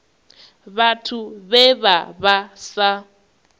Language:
Venda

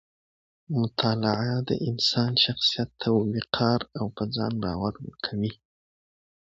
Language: Pashto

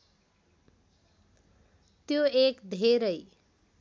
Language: Nepali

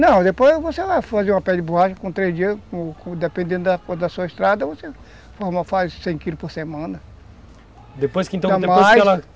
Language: Portuguese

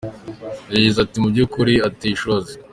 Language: Kinyarwanda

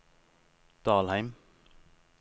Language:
Norwegian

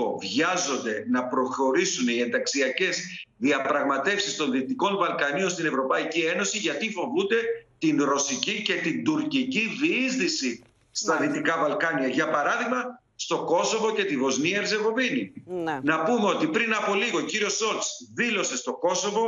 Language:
Greek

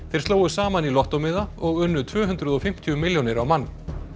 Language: Icelandic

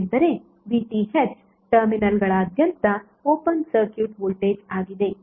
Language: Kannada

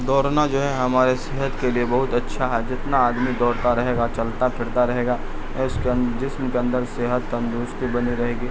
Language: Urdu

